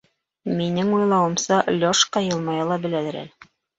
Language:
Bashkir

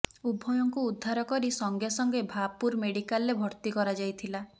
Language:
Odia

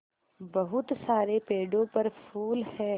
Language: Hindi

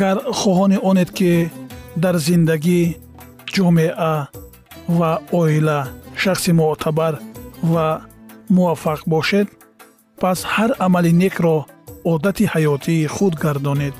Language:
Persian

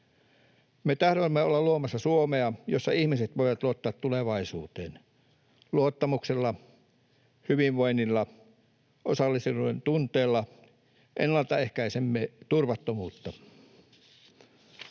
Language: Finnish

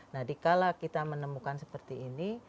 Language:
Indonesian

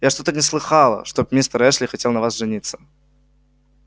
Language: Russian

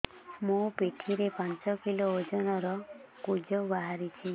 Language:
Odia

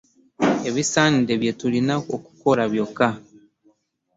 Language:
Ganda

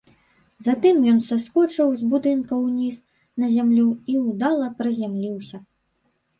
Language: Belarusian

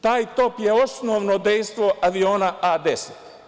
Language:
Serbian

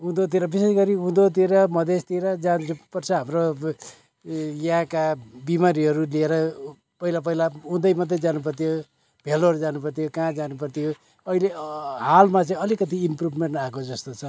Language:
Nepali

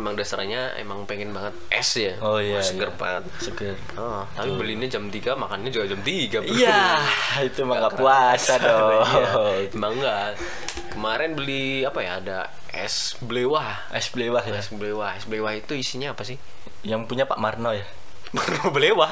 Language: Indonesian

